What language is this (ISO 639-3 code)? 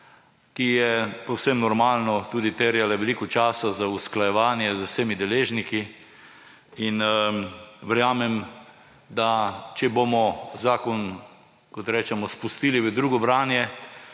slv